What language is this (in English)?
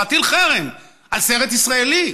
Hebrew